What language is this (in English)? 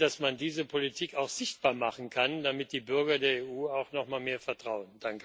German